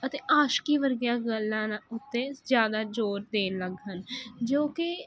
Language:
Punjabi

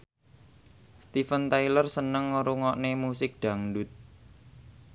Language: Javanese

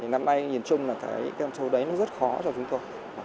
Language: Vietnamese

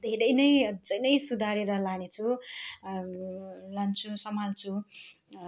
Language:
Nepali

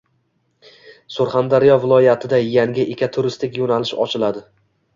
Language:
Uzbek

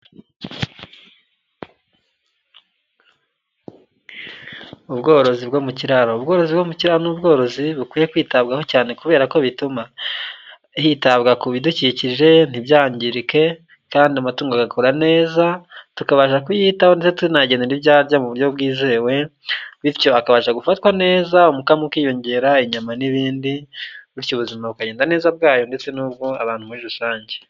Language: Kinyarwanda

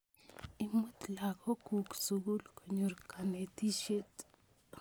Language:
Kalenjin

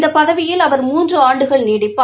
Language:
Tamil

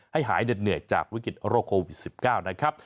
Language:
Thai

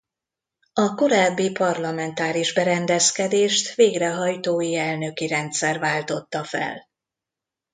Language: Hungarian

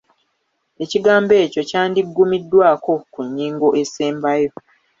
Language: Ganda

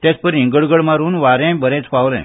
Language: Konkani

